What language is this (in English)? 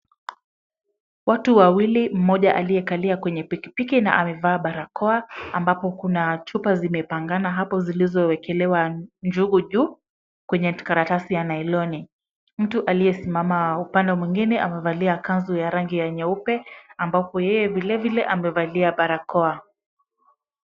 Swahili